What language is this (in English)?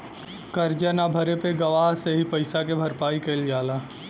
Bhojpuri